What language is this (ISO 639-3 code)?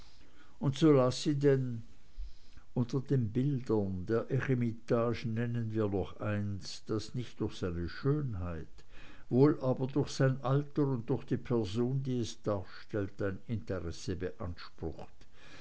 deu